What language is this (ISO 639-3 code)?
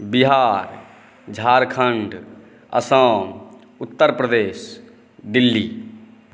mai